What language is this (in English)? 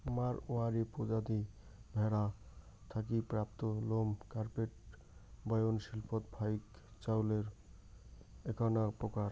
Bangla